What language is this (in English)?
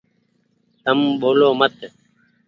Goaria